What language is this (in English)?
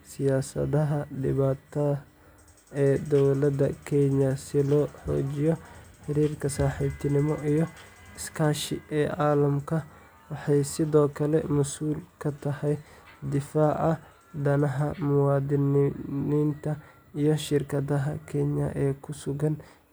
Somali